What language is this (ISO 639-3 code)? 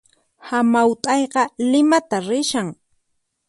qxp